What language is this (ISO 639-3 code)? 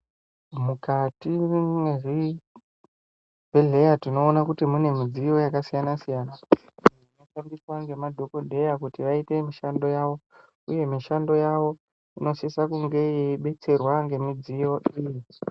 ndc